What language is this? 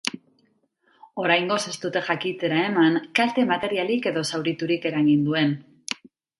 Basque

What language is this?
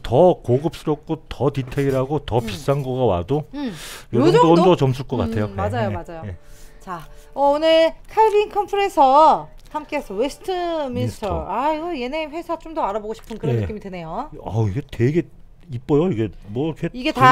Korean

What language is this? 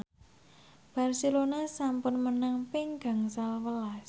Javanese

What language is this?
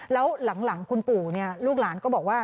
Thai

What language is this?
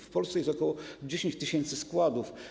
Polish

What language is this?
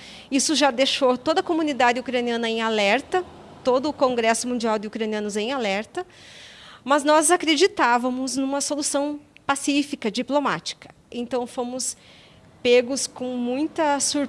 Portuguese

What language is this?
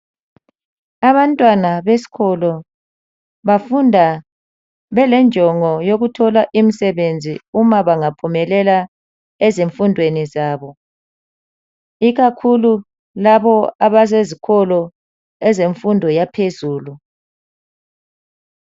North Ndebele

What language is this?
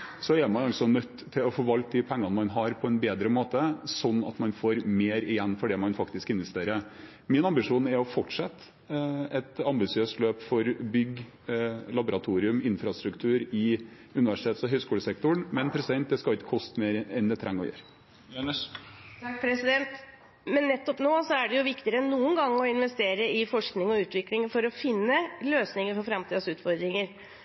Norwegian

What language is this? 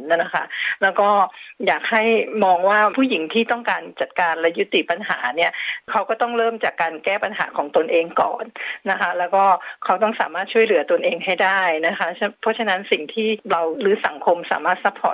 Thai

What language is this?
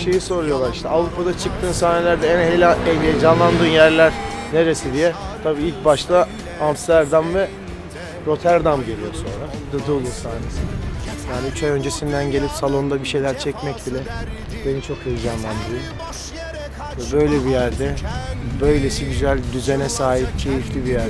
Turkish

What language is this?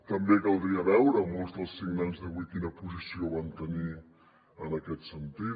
Catalan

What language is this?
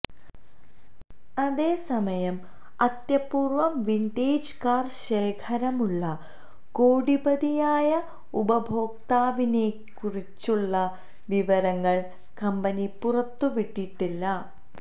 Malayalam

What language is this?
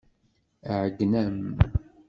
Kabyle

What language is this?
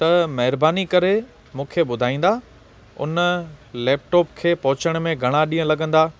Sindhi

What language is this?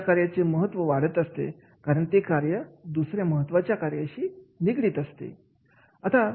Marathi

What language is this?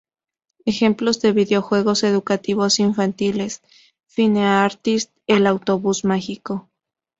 Spanish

